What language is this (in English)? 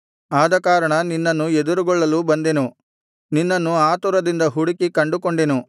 Kannada